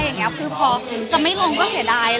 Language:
Thai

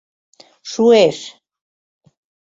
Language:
Mari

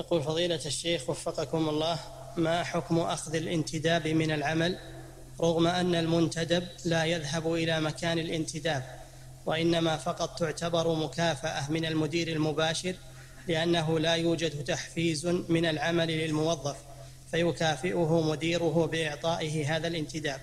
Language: Arabic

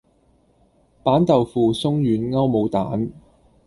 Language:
Cantonese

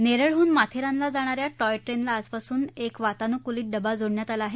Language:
Marathi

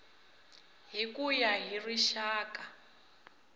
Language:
Tsonga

